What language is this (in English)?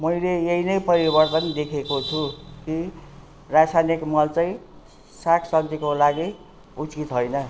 Nepali